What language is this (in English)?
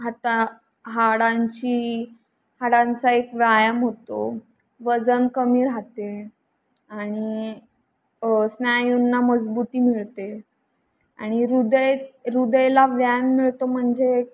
Marathi